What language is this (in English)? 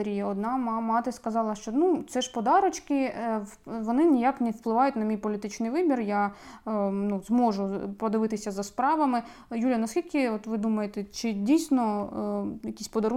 Ukrainian